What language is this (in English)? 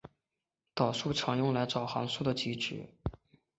Chinese